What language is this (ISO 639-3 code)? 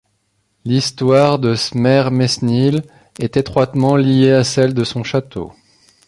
fra